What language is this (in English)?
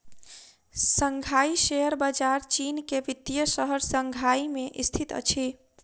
Maithili